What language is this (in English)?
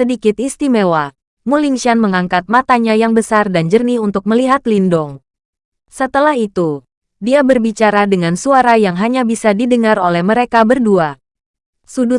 Indonesian